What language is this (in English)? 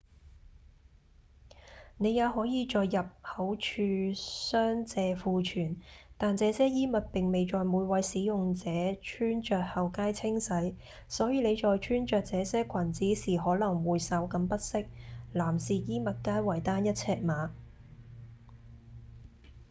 Cantonese